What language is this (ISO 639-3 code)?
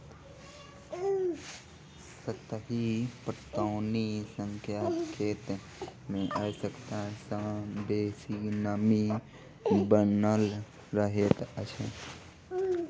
mai